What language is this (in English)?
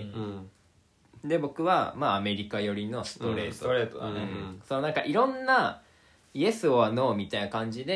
Japanese